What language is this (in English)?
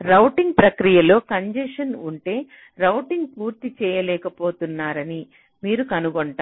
Telugu